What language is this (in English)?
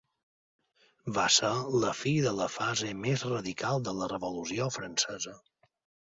Catalan